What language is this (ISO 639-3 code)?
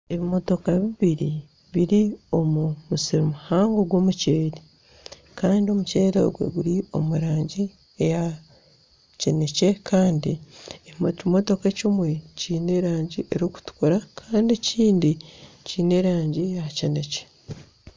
nyn